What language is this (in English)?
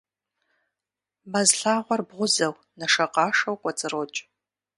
Kabardian